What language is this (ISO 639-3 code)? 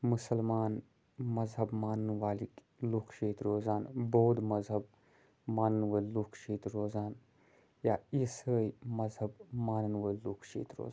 kas